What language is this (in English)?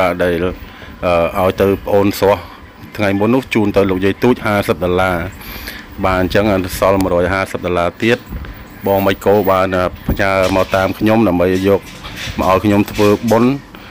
Thai